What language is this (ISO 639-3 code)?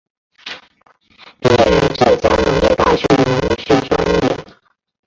zho